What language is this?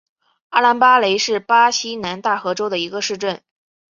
Chinese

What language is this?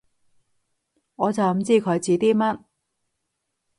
Cantonese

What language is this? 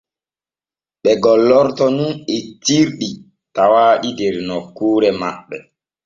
Borgu Fulfulde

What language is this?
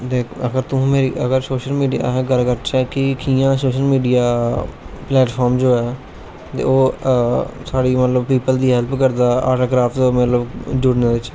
Dogri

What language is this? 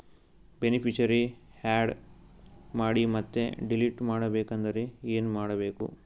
Kannada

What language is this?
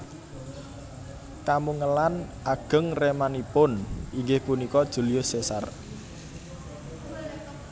Javanese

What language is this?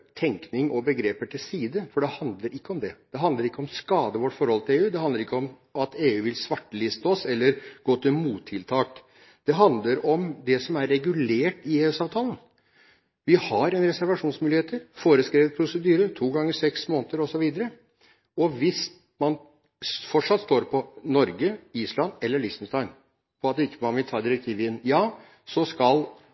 Norwegian Bokmål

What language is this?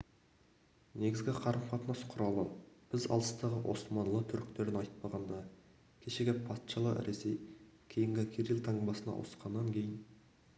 Kazakh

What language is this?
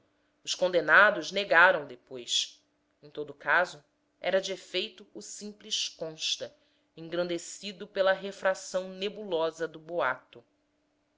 Portuguese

